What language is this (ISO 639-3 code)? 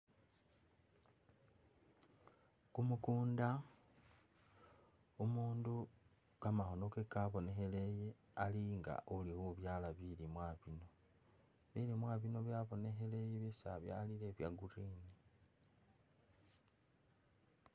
myx